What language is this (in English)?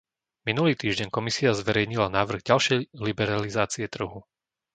Slovak